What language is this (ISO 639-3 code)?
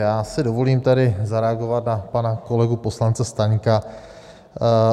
ces